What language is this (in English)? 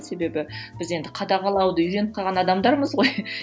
Kazakh